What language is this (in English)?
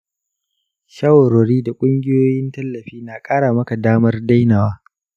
Hausa